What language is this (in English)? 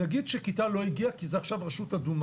Hebrew